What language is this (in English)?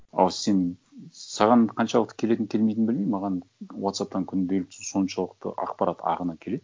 Kazakh